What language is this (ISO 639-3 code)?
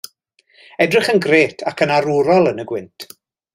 cym